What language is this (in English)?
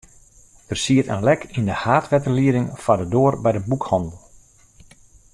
Western Frisian